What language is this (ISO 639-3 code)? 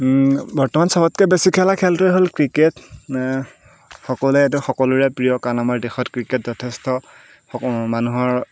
asm